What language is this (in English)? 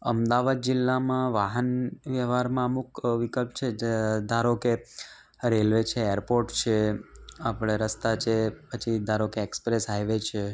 Gujarati